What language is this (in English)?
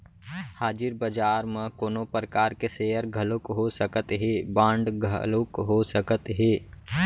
Chhattisgarhi